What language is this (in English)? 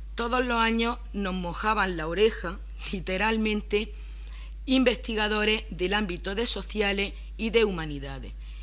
Spanish